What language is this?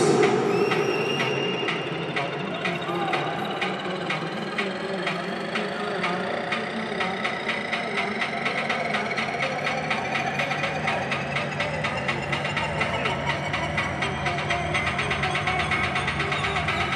Portuguese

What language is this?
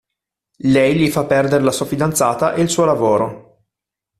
Italian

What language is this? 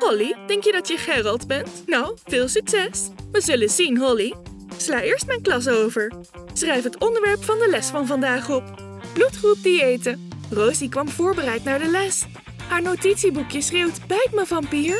Dutch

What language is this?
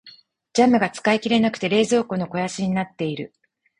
Japanese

